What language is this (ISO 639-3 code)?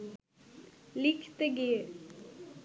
ben